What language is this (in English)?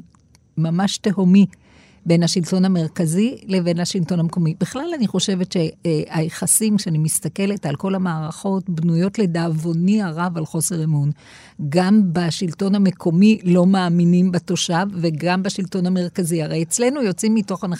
Hebrew